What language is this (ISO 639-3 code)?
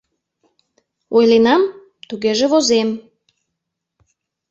chm